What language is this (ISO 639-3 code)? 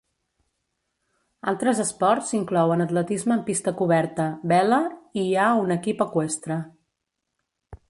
cat